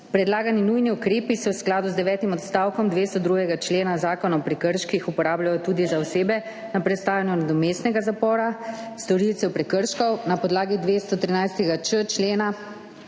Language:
Slovenian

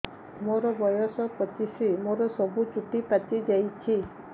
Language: Odia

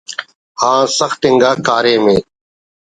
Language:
Brahui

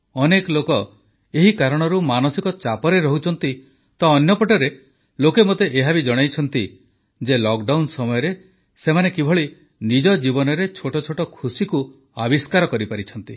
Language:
Odia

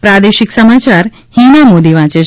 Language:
Gujarati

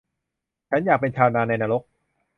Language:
Thai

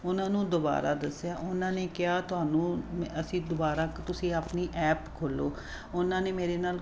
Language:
Punjabi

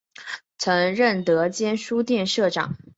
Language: Chinese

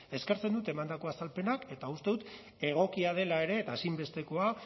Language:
Basque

